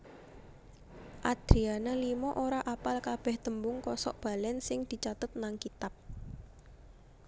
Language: Javanese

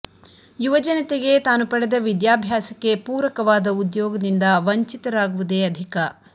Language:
Kannada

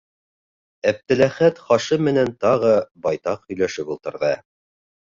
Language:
Bashkir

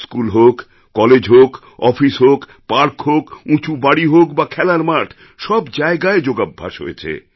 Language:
Bangla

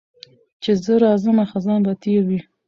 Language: Pashto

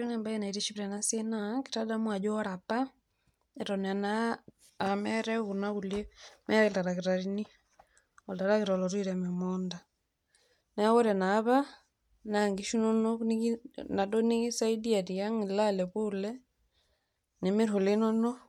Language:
Masai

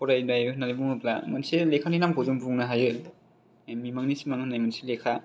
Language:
Bodo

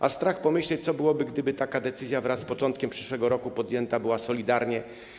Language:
Polish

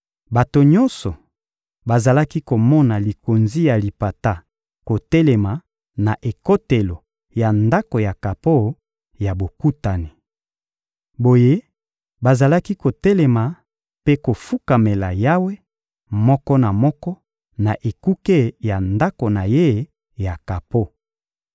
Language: Lingala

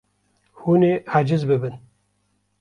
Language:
Kurdish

